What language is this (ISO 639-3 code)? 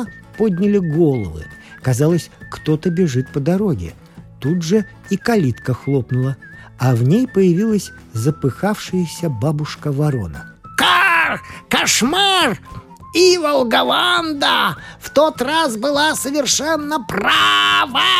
rus